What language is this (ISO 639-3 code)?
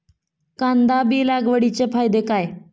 mar